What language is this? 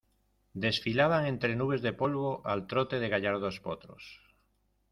Spanish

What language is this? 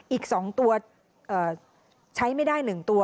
Thai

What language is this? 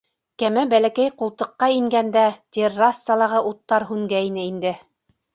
Bashkir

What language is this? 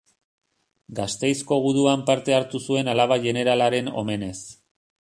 Basque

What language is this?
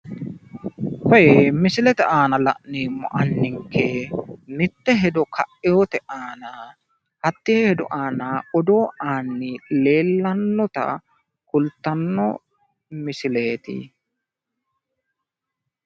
Sidamo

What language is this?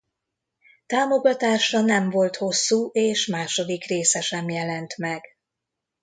Hungarian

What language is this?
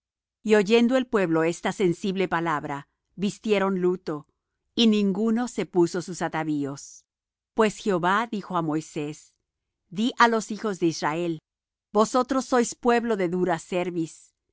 Spanish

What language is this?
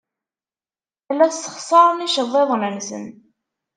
Kabyle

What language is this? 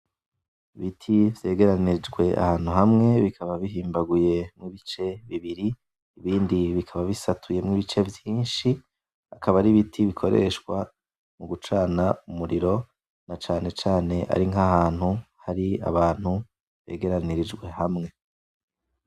Rundi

